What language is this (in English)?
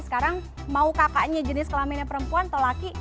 Indonesian